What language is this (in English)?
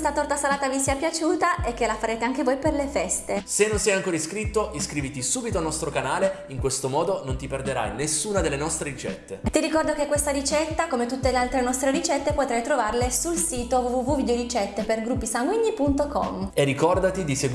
Italian